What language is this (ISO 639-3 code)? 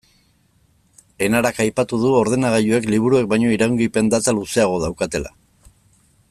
eus